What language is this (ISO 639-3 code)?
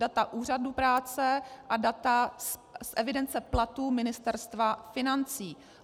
ces